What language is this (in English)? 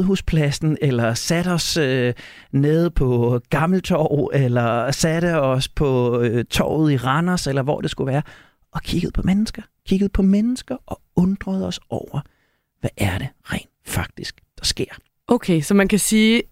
Danish